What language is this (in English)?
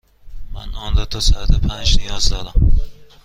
Persian